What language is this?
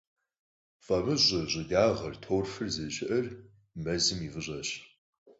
Kabardian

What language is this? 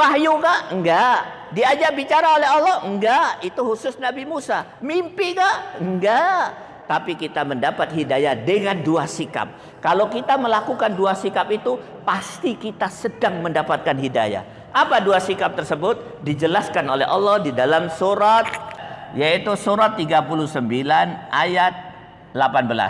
Indonesian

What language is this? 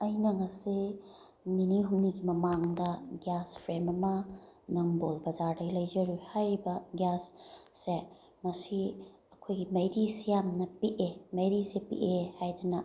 Manipuri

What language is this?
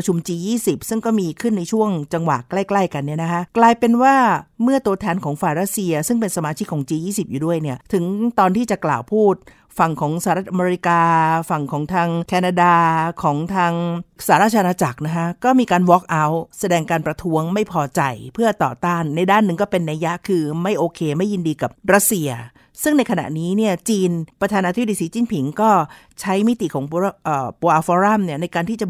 Thai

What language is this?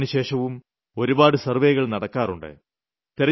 Malayalam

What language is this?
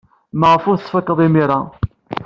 Kabyle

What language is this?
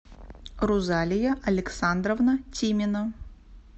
Russian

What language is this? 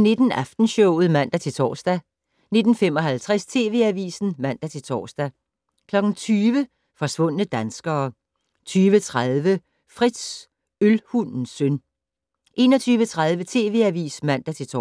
Danish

